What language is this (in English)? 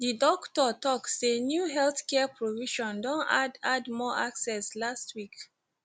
Nigerian Pidgin